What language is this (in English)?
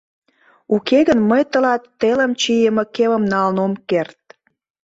Mari